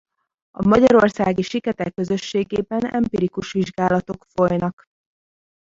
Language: Hungarian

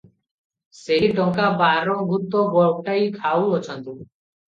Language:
Odia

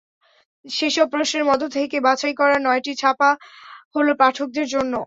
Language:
Bangla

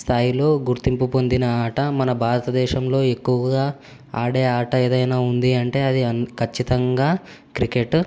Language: Telugu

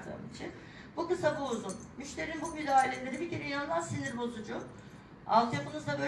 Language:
Turkish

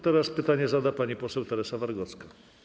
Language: Polish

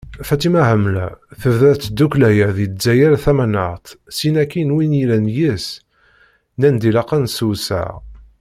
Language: Kabyle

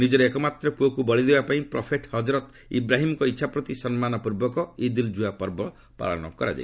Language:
Odia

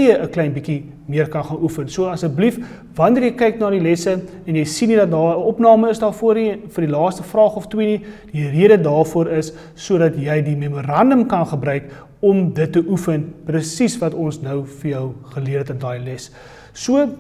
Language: Dutch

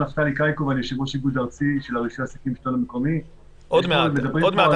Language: Hebrew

